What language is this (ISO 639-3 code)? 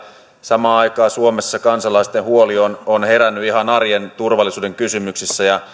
fin